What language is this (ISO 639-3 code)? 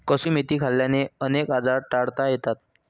mar